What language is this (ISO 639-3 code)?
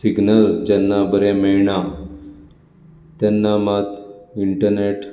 kok